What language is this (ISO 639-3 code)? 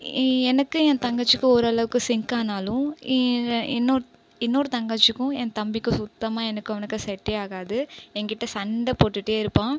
tam